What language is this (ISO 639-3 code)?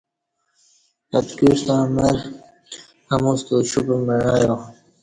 bsh